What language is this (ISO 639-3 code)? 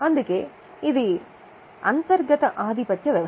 tel